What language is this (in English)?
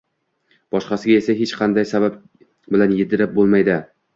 Uzbek